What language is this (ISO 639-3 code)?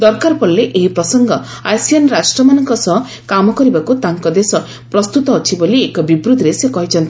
ori